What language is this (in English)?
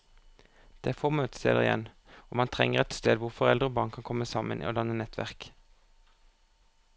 Norwegian